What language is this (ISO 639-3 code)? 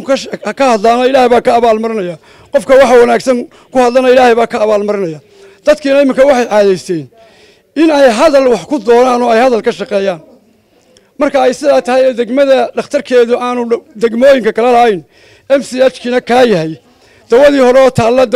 ara